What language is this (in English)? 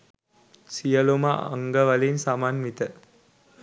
Sinhala